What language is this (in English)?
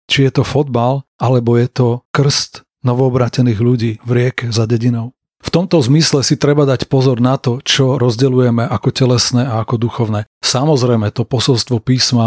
Slovak